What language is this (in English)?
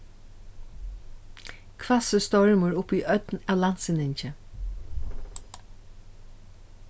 Faroese